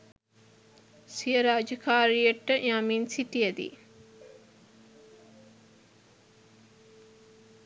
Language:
Sinhala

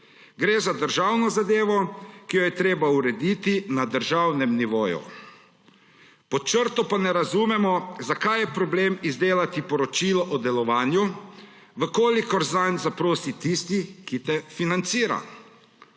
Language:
Slovenian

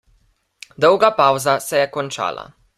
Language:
Slovenian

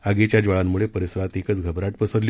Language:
Marathi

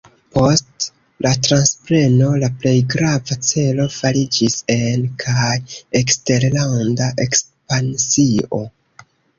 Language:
Esperanto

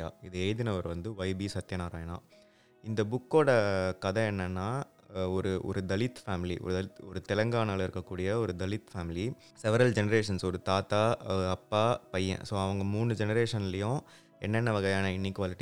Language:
Tamil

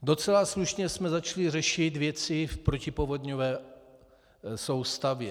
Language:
Czech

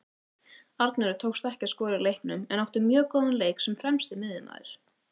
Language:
Icelandic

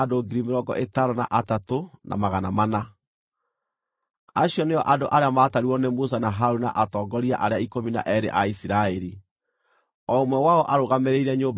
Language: Kikuyu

